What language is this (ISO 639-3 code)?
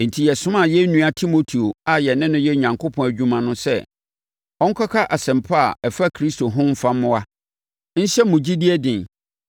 aka